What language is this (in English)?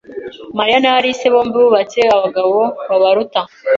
Kinyarwanda